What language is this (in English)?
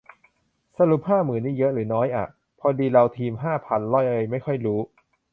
Thai